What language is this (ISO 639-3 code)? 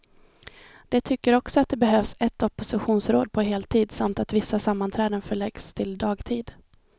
swe